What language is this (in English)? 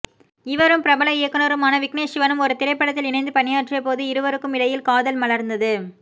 Tamil